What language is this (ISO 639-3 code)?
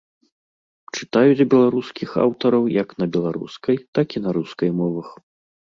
bel